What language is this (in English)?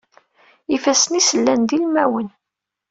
Kabyle